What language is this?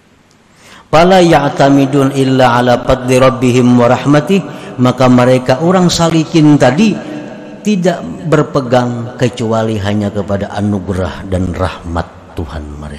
Indonesian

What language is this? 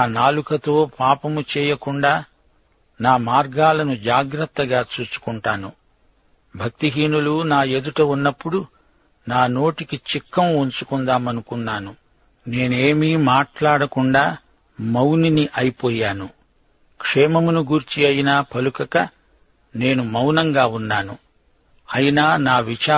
Telugu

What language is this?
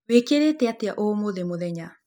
Kikuyu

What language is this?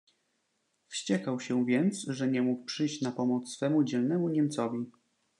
Polish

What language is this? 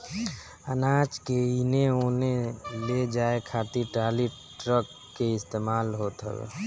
Bhojpuri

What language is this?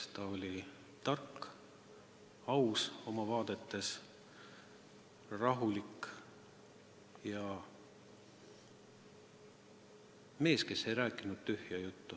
Estonian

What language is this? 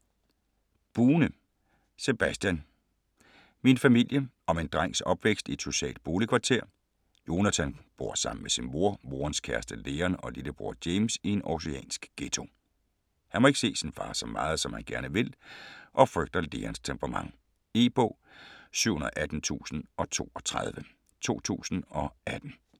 Danish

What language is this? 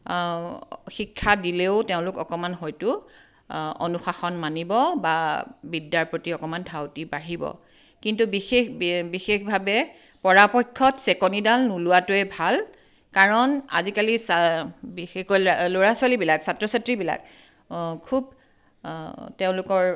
Assamese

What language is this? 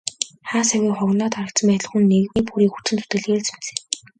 Mongolian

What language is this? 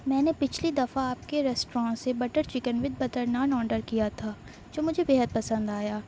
Urdu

